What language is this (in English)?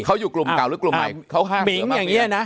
Thai